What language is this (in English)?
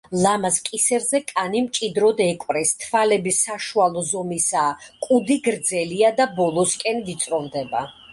Georgian